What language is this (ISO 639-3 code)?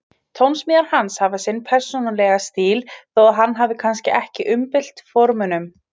isl